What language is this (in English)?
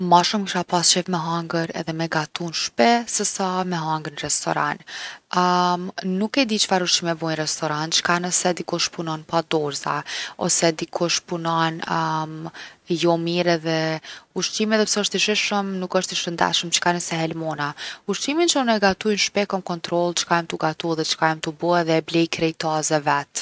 Gheg Albanian